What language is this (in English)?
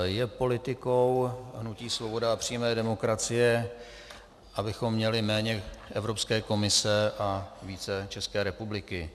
Czech